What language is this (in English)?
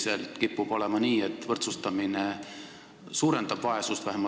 Estonian